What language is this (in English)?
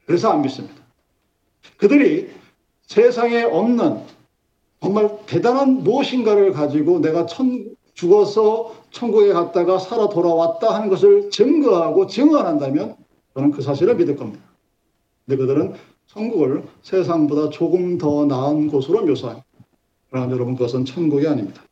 Korean